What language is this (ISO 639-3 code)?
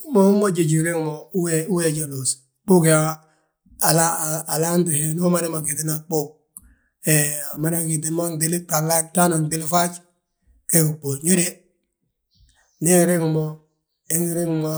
bjt